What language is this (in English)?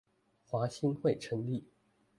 Chinese